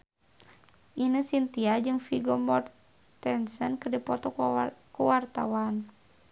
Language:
Sundanese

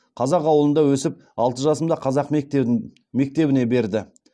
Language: Kazakh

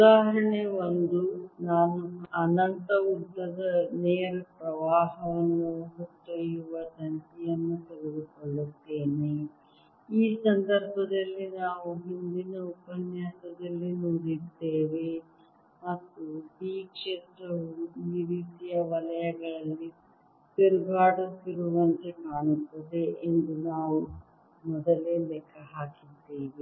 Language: Kannada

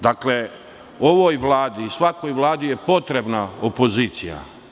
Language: Serbian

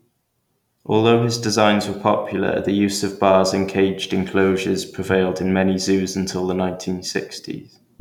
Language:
English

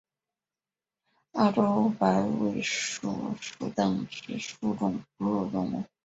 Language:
Chinese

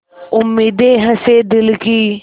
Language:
Hindi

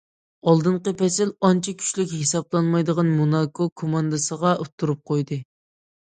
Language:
Uyghur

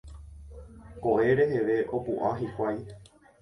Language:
Guarani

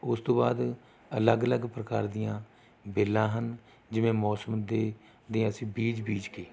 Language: Punjabi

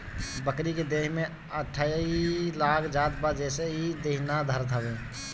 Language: Bhojpuri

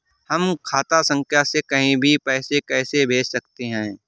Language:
Hindi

